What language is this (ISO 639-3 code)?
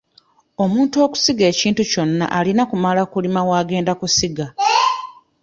lug